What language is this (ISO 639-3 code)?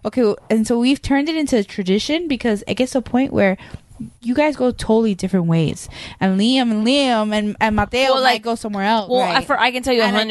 eng